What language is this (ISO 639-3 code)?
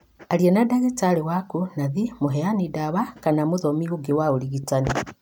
kik